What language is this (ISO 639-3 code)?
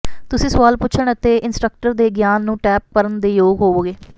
pan